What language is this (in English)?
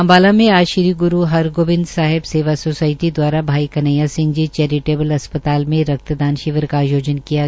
Hindi